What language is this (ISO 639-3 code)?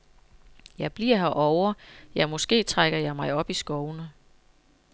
dan